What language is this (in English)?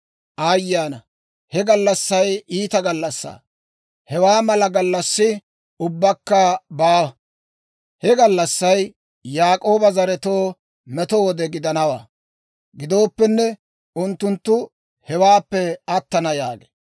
Dawro